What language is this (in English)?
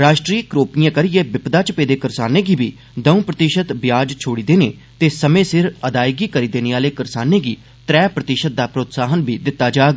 Dogri